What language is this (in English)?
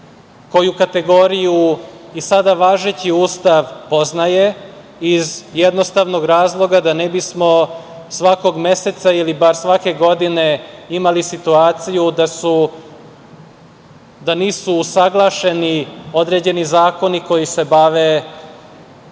Serbian